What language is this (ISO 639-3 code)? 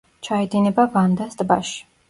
kat